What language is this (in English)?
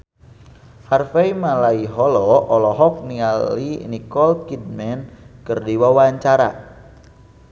Sundanese